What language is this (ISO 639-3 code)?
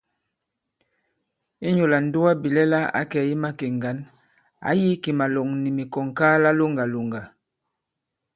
abb